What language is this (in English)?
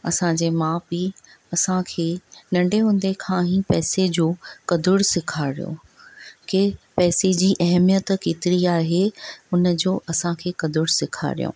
Sindhi